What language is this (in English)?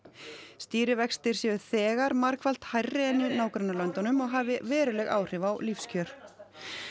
Icelandic